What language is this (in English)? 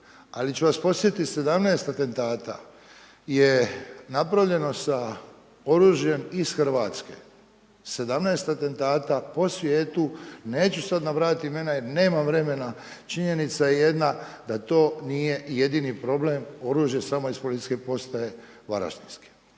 Croatian